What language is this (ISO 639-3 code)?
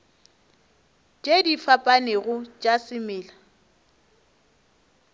nso